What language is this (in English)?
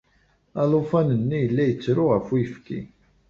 Kabyle